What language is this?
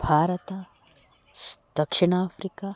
Kannada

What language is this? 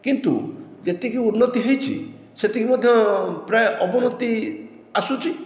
Odia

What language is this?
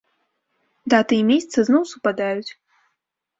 Belarusian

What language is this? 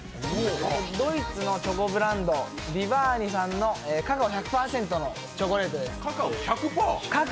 Japanese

